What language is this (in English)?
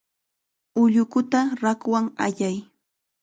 Chiquián Ancash Quechua